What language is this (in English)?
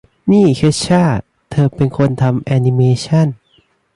Thai